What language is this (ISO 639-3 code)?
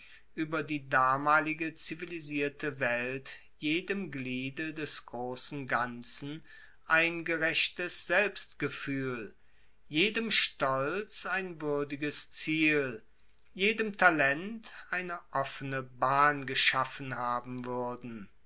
deu